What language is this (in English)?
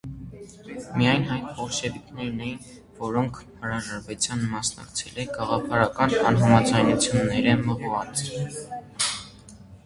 Armenian